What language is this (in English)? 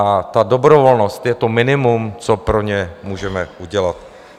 Czech